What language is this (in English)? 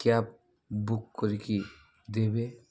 Odia